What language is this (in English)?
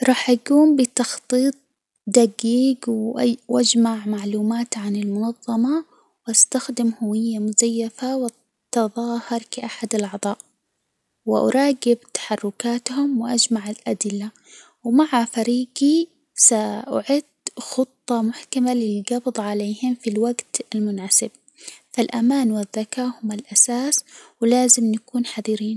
Hijazi Arabic